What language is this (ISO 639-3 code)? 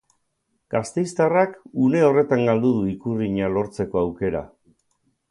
eus